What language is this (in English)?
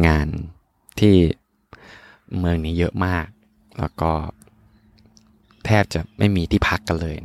Thai